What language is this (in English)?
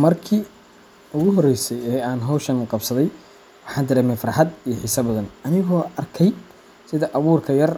Somali